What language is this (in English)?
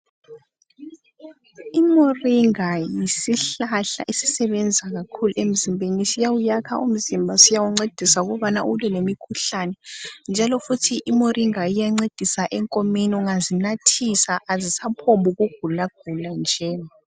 North Ndebele